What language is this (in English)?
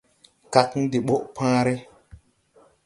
Tupuri